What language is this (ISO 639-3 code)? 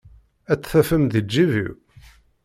kab